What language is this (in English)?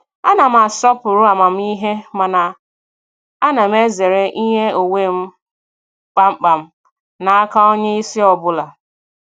Igbo